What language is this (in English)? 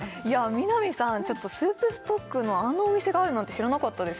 Japanese